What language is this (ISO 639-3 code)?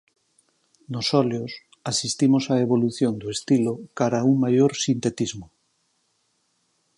glg